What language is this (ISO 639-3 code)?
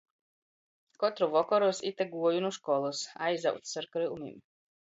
ltg